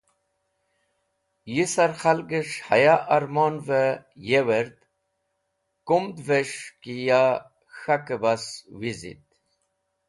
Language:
Wakhi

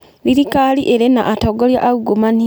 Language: Kikuyu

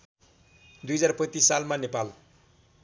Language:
Nepali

